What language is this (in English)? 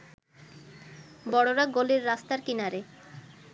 Bangla